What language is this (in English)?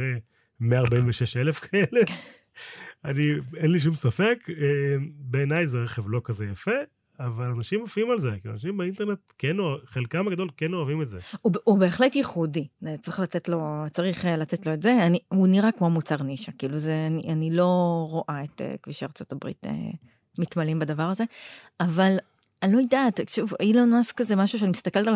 Hebrew